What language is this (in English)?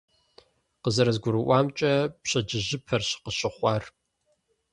Kabardian